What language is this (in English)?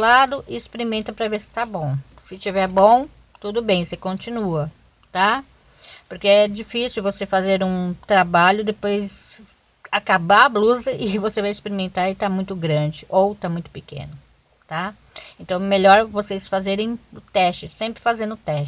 Portuguese